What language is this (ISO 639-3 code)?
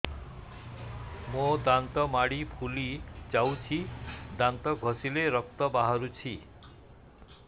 ori